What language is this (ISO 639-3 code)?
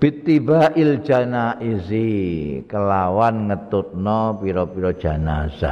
ind